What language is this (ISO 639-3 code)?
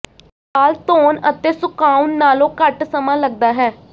pan